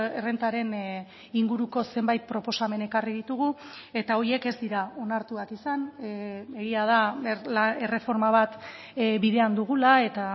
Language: Basque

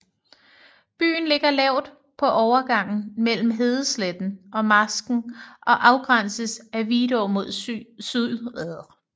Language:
Danish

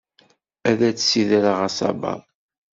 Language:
Kabyle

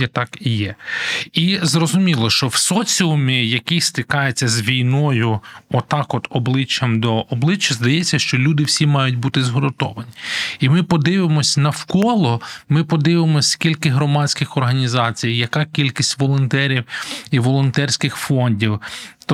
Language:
Ukrainian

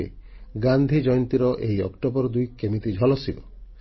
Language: Odia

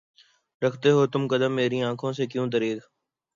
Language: Urdu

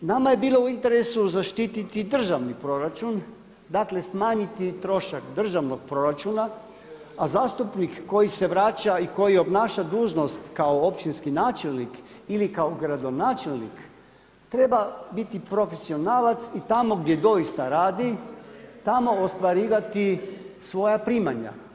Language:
Croatian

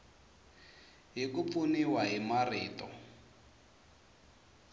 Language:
Tsonga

